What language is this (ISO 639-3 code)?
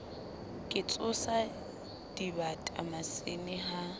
sot